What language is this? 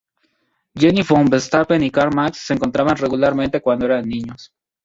Spanish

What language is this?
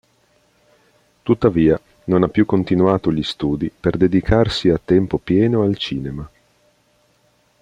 Italian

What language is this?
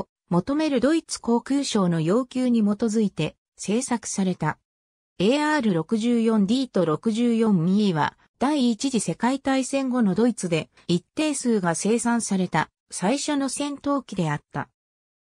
Japanese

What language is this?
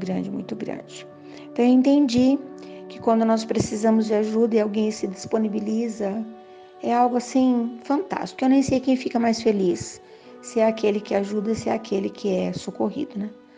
Portuguese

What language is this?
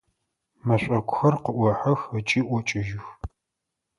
Adyghe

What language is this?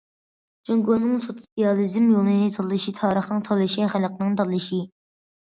Uyghur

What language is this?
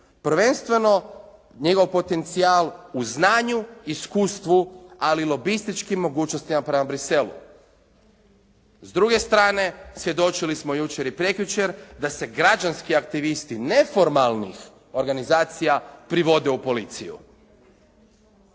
Croatian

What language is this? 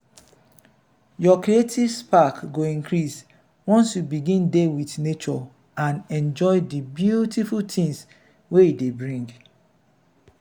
Nigerian Pidgin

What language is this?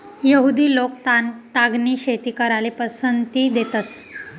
Marathi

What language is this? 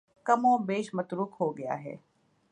Urdu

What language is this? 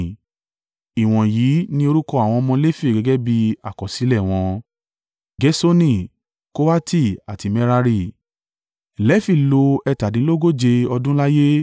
Yoruba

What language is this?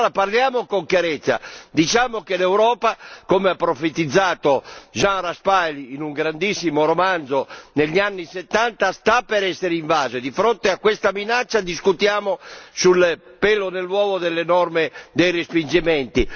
Italian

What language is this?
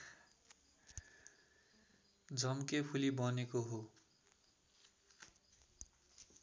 Nepali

